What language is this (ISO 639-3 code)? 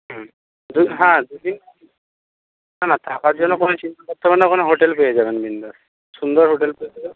ben